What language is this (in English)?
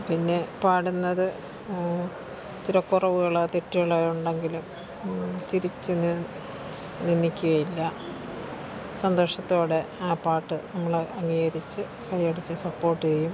Malayalam